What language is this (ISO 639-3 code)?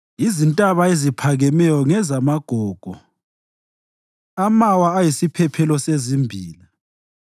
nde